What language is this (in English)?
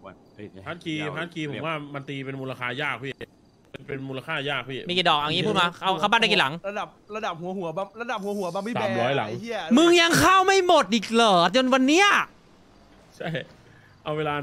Thai